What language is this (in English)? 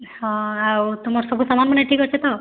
Odia